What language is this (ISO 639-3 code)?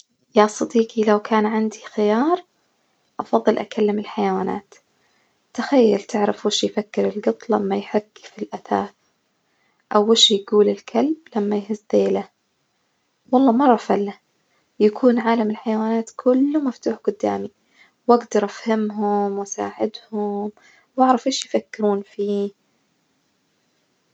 ars